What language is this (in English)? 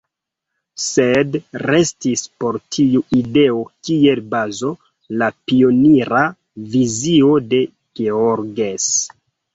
Esperanto